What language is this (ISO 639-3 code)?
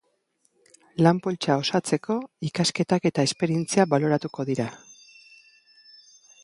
eus